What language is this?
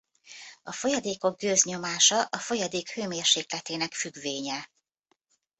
Hungarian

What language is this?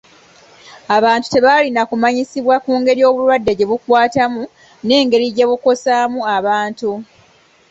Ganda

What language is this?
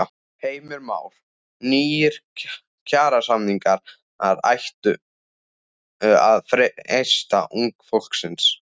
Icelandic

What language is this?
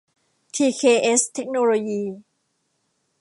Thai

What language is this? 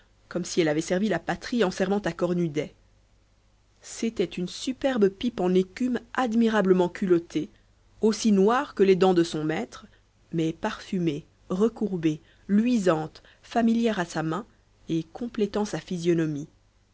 French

